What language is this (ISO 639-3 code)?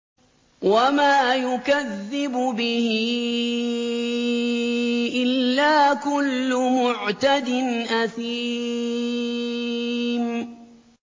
ara